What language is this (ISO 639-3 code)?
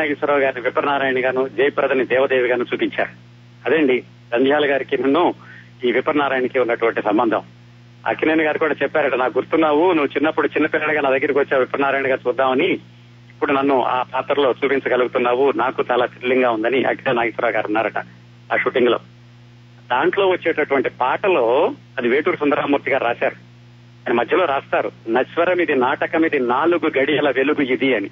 tel